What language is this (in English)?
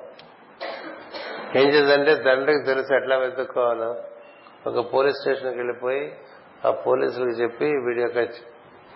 Telugu